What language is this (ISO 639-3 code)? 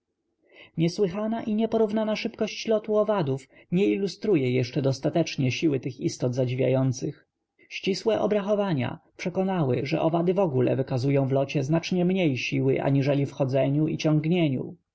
pol